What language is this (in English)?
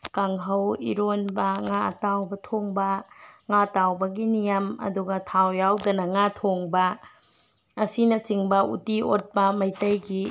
Manipuri